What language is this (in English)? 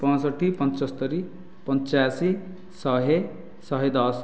Odia